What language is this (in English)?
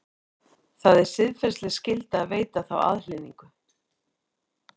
Icelandic